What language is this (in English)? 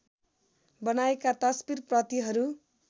Nepali